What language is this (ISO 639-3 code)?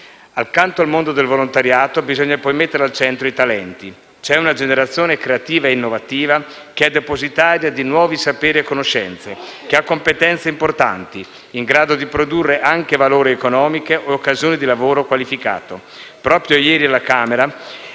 ita